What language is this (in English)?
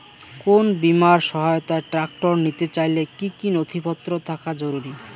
Bangla